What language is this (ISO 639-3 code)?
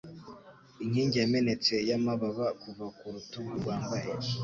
kin